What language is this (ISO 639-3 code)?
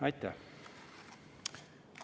est